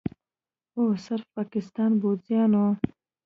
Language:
Pashto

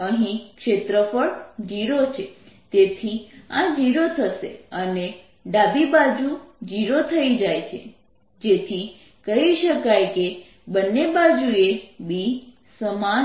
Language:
Gujarati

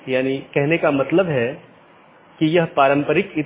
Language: Hindi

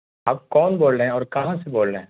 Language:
Urdu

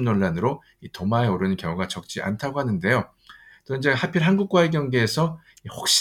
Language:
Korean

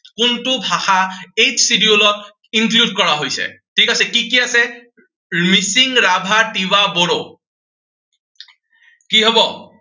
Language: Assamese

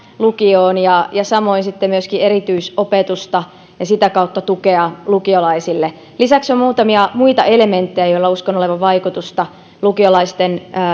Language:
Finnish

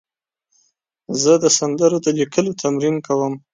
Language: Pashto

